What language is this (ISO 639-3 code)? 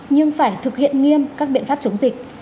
vie